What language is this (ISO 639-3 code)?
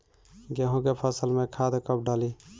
bho